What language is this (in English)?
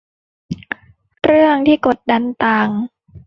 Thai